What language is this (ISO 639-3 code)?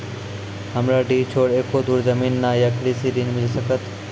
mai